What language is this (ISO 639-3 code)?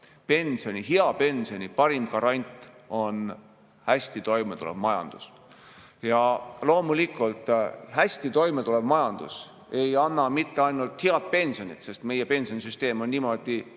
est